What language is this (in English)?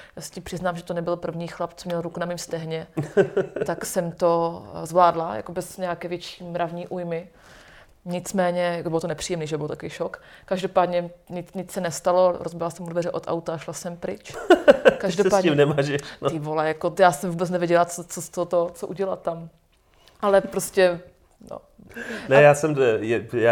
Czech